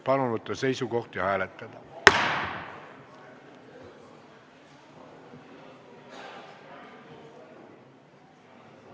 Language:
Estonian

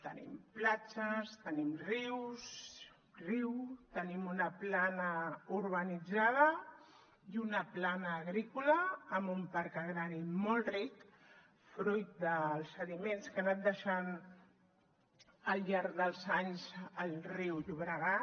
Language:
Catalan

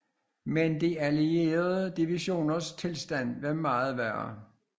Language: Danish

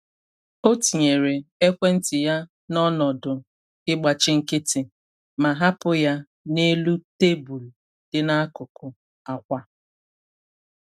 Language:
Igbo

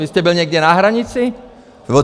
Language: Czech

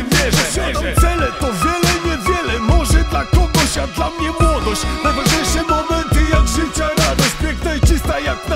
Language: Polish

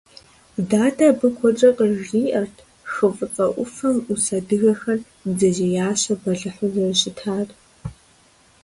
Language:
Kabardian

